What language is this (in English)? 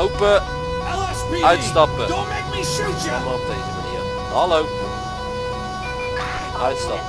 Dutch